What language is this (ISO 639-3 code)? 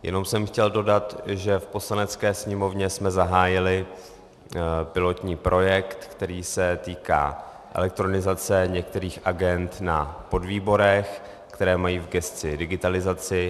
ces